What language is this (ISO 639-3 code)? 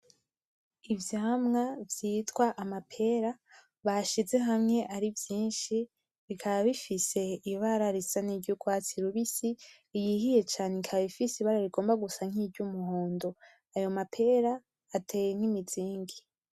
run